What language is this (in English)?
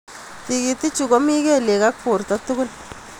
Kalenjin